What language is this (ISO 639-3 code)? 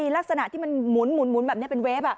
tha